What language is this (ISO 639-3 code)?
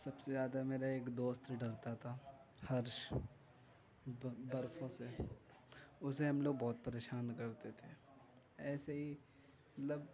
urd